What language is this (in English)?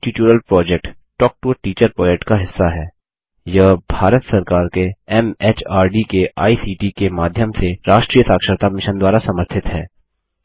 Hindi